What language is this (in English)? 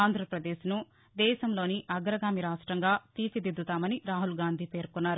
Telugu